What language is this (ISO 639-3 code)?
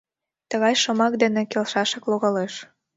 chm